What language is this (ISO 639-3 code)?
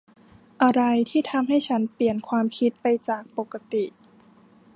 tha